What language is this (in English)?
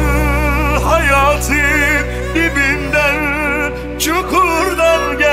Turkish